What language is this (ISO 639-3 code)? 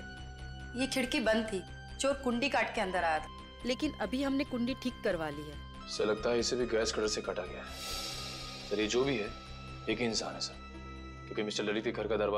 hin